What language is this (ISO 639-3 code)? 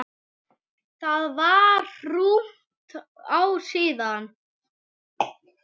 isl